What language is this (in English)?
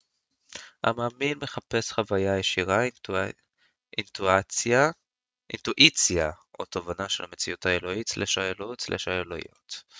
Hebrew